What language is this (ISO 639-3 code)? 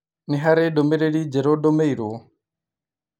kik